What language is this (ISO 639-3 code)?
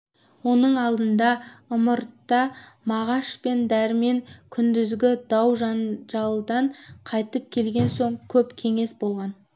kaz